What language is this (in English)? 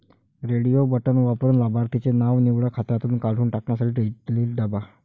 Marathi